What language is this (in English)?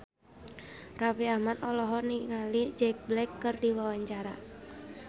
Sundanese